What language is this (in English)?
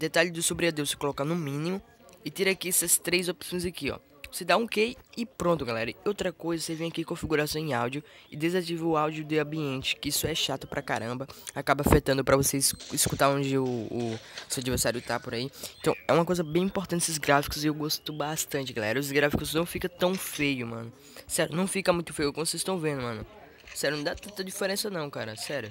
Portuguese